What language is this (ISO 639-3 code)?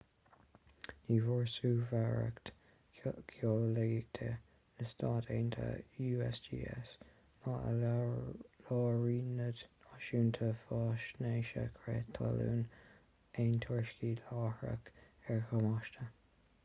gle